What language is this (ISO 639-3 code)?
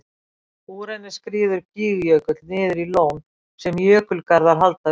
isl